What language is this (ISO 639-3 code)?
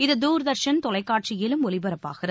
tam